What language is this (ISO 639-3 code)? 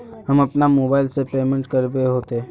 mag